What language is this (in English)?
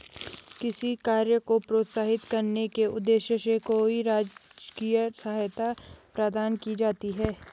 Hindi